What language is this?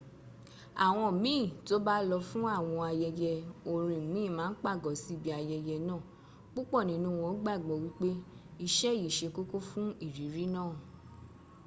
Yoruba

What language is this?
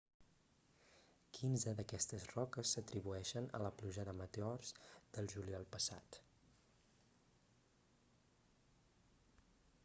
Catalan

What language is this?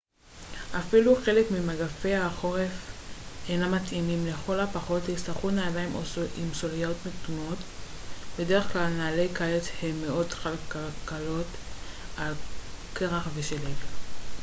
Hebrew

